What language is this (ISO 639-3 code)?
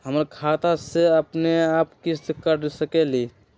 mag